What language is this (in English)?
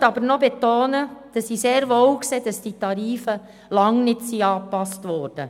Swiss German